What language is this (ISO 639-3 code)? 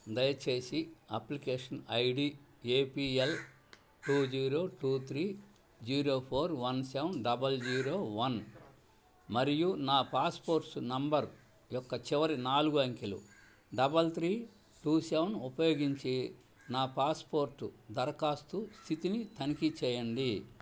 tel